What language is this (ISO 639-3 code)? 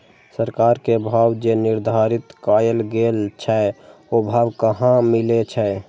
mai